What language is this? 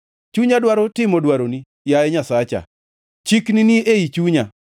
Luo (Kenya and Tanzania)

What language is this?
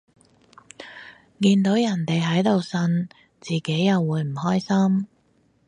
Cantonese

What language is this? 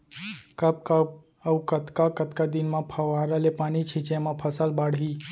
Chhattisgarhi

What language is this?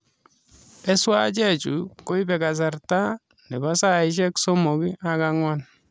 Kalenjin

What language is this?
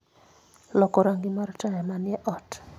Luo (Kenya and Tanzania)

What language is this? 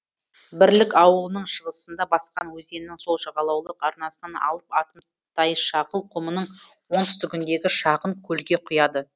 Kazakh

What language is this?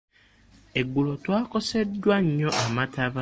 Ganda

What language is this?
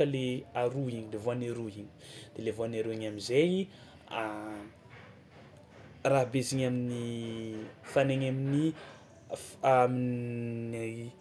Tsimihety Malagasy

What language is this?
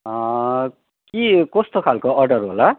Nepali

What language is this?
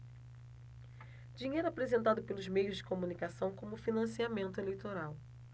Portuguese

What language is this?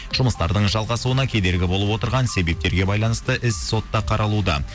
Kazakh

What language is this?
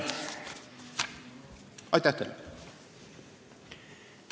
Estonian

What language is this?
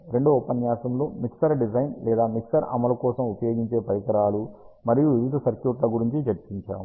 Telugu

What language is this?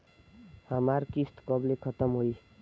Bhojpuri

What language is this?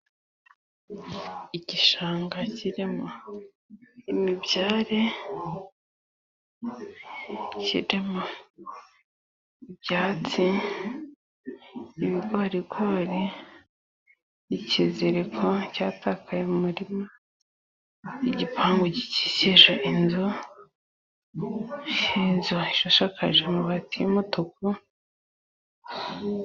Kinyarwanda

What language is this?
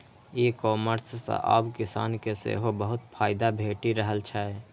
Maithili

